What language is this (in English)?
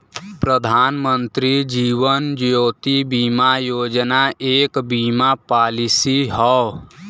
Bhojpuri